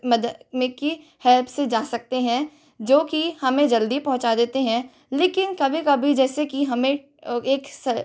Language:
Hindi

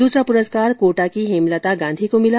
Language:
Hindi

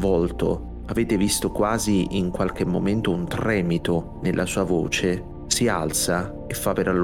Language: Italian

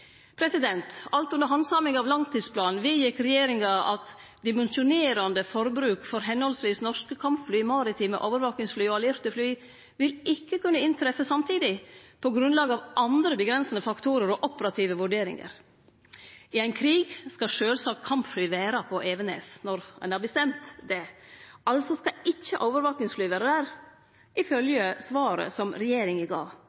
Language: Norwegian Nynorsk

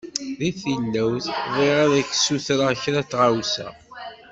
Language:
Kabyle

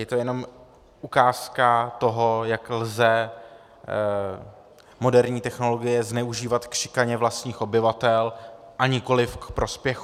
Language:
Czech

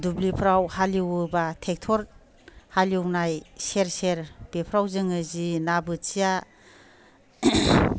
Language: Bodo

